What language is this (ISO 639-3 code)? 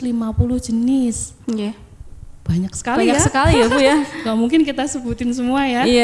ind